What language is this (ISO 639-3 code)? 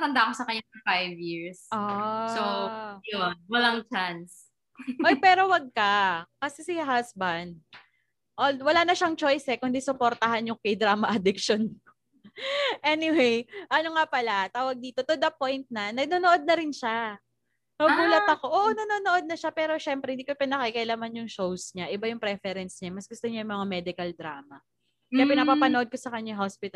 fil